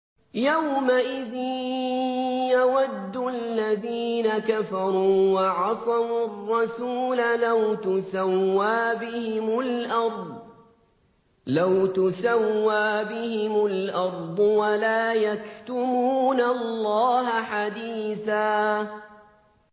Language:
Arabic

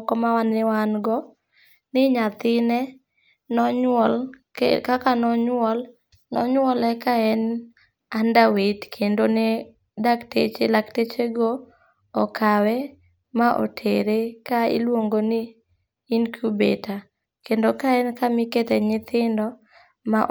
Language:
Luo (Kenya and Tanzania)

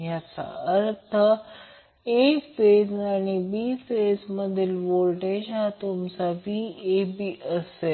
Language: Marathi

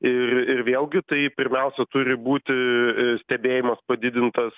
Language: Lithuanian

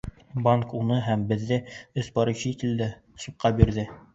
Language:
Bashkir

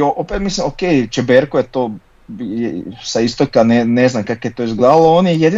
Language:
Croatian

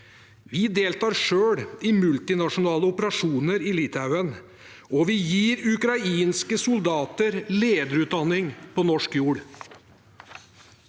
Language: Norwegian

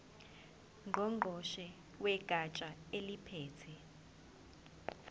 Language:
Zulu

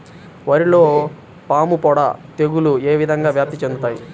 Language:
Telugu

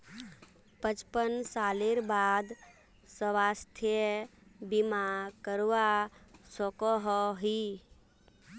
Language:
Magahi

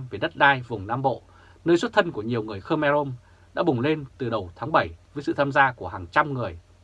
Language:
Vietnamese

